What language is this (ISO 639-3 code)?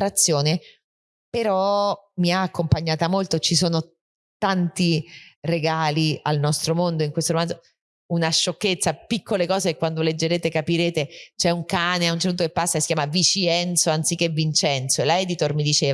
ita